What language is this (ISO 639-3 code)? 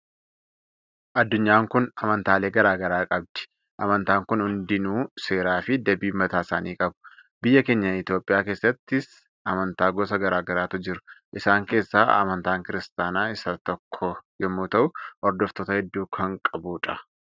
orm